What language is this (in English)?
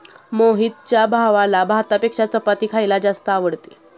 Marathi